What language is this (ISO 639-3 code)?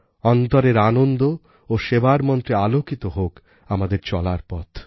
ben